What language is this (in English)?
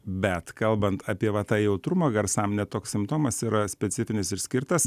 Lithuanian